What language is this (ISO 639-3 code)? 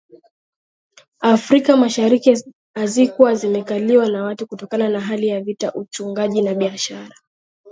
swa